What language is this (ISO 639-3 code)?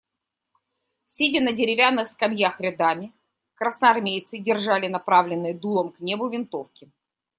rus